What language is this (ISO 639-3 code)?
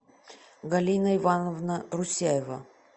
rus